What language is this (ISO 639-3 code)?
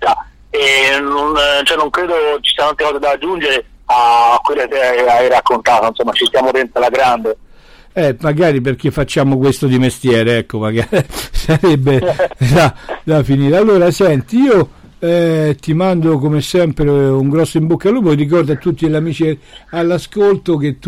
ita